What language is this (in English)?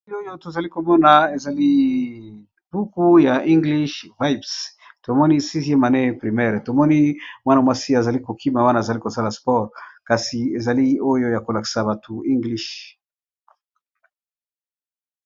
Lingala